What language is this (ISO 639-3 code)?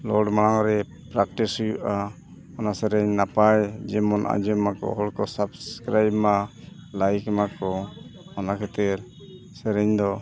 sat